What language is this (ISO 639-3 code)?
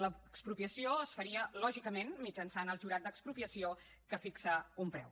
cat